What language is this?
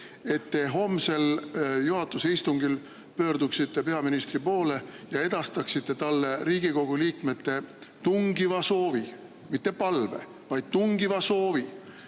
Estonian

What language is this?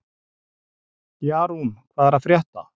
Icelandic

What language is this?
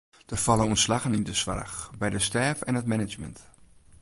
Western Frisian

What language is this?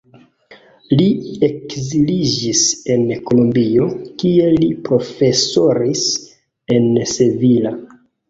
Esperanto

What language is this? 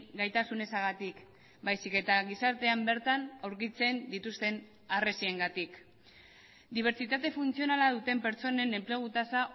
Basque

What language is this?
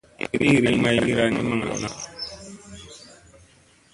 Musey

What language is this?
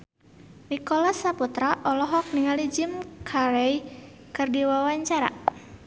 Sundanese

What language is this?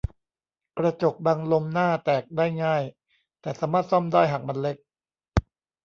Thai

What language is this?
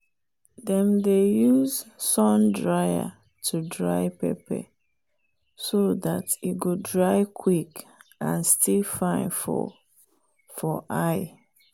Nigerian Pidgin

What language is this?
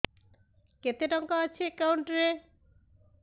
Odia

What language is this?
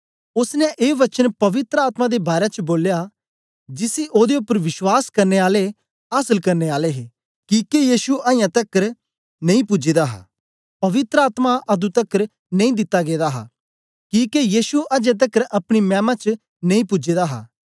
Dogri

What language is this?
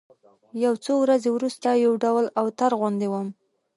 Pashto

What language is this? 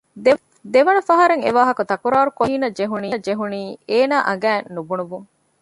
Divehi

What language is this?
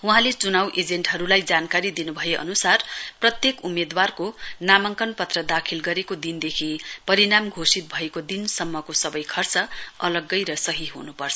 Nepali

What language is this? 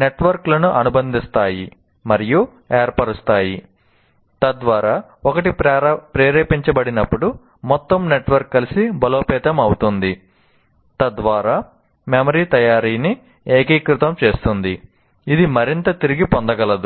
Telugu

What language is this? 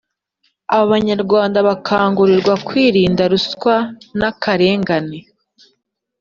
Kinyarwanda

